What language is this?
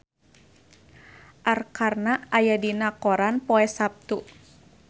Sundanese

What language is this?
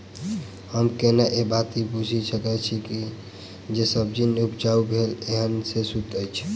Maithili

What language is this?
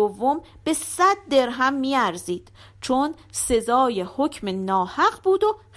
Persian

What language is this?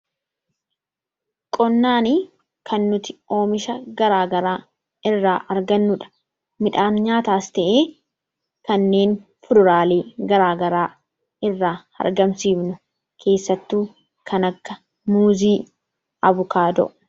Oromo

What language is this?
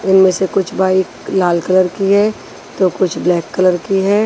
Hindi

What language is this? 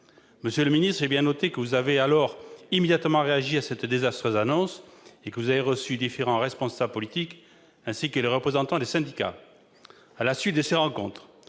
French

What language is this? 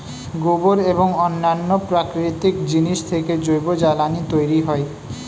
Bangla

